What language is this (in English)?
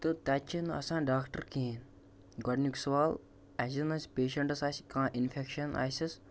Kashmiri